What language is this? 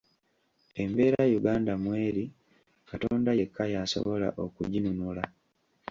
Ganda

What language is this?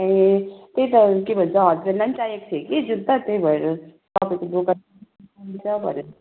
Nepali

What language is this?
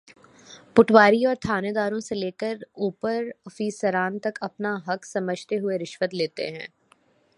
Urdu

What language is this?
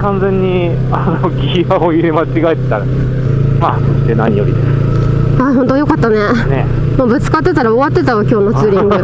Japanese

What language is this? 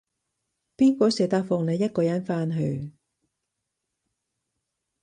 Cantonese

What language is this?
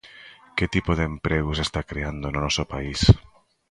Galician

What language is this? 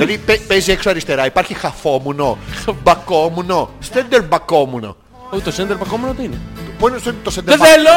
Greek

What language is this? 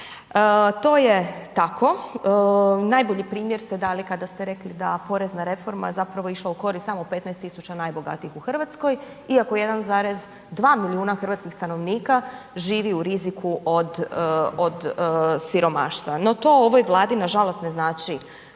Croatian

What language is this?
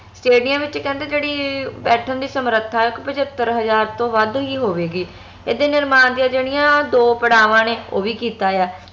Punjabi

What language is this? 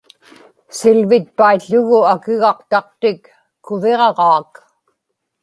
Inupiaq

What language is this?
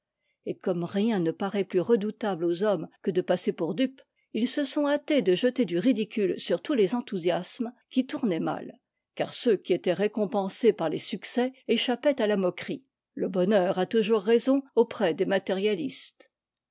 French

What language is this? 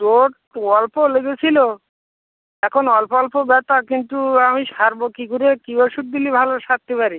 Bangla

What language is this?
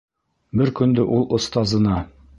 Bashkir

